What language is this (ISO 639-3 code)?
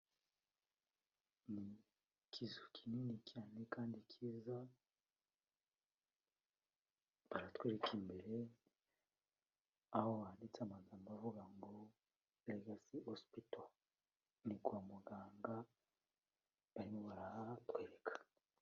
kin